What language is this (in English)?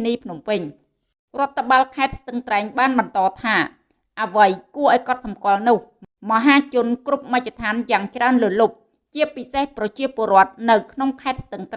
Vietnamese